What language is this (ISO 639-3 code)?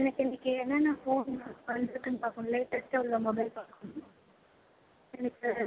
tam